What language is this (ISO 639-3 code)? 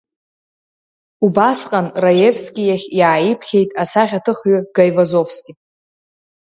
abk